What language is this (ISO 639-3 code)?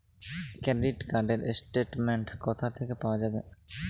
ben